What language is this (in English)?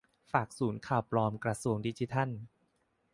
Thai